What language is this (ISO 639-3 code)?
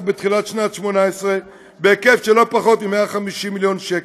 heb